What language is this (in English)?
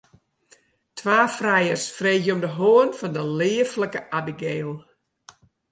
Western Frisian